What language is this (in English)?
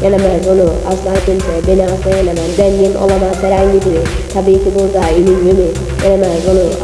Turkish